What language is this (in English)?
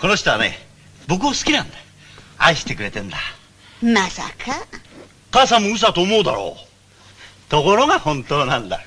Japanese